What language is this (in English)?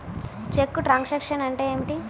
Telugu